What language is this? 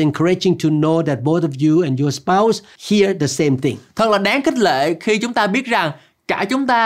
Vietnamese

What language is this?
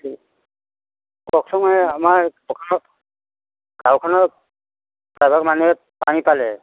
Assamese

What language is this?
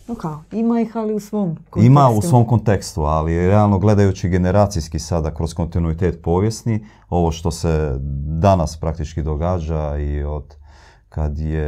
Croatian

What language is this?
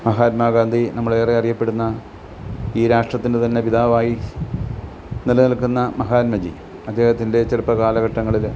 Malayalam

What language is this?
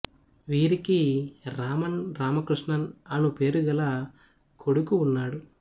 Telugu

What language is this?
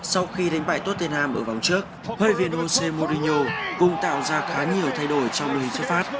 Vietnamese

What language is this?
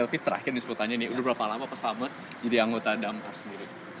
Indonesian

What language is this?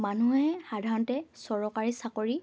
Assamese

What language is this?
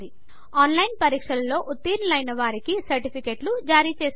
Telugu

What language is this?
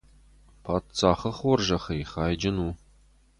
Ossetic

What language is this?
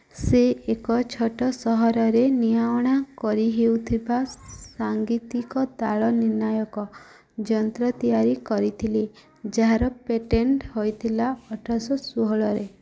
Odia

